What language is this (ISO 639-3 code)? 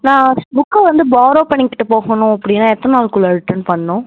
tam